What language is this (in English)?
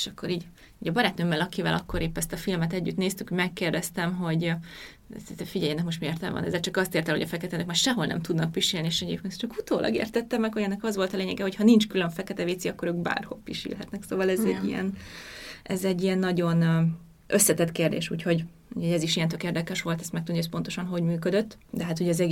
Hungarian